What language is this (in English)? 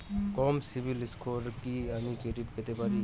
Bangla